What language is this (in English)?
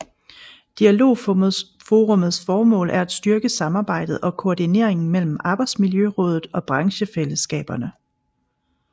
Danish